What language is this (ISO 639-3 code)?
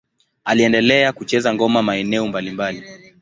swa